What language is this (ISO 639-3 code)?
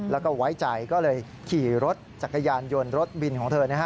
tha